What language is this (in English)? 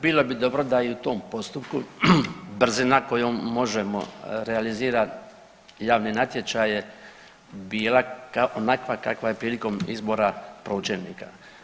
Croatian